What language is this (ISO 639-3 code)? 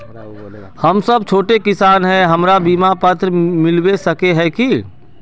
mag